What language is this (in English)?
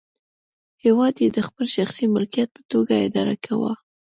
Pashto